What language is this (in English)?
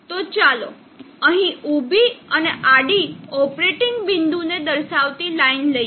Gujarati